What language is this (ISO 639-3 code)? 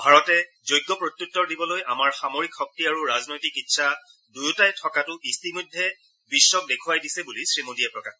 asm